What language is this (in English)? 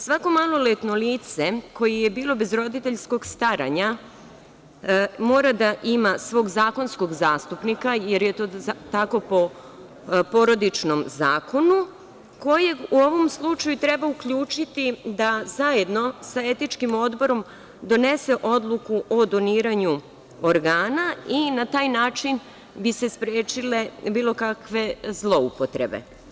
Serbian